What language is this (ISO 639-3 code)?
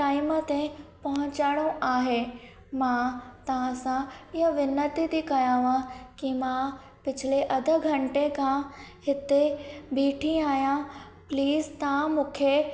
snd